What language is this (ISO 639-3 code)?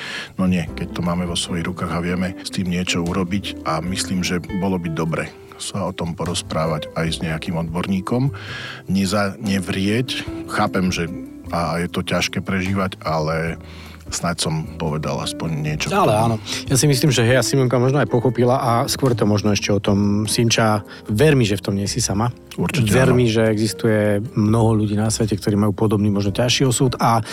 slk